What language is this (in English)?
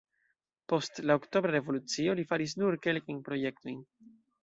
Esperanto